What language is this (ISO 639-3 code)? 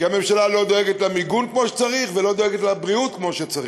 heb